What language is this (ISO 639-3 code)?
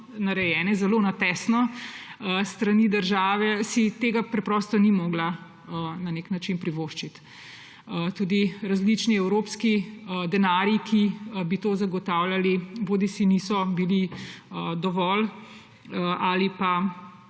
slv